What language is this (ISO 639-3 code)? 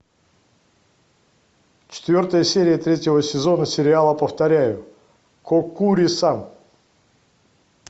rus